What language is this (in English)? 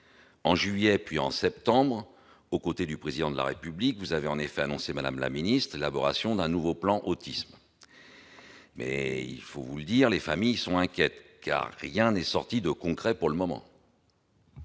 French